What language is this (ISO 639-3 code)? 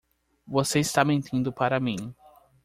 por